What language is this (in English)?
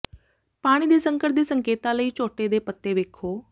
Punjabi